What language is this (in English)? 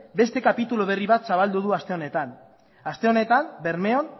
Basque